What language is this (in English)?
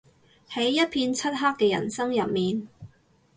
Cantonese